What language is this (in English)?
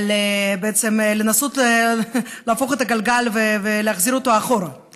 Hebrew